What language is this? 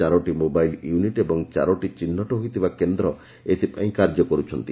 Odia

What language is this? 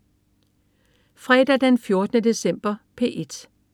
Danish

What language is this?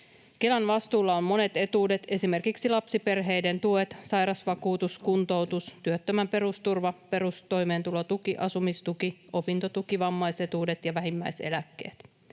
Finnish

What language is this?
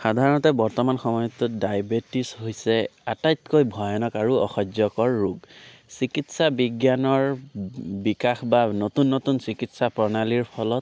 Assamese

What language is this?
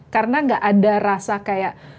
Indonesian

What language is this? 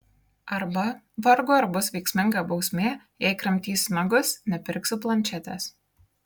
Lithuanian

